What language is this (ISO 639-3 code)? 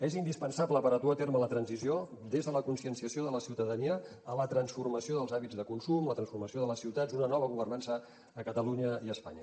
cat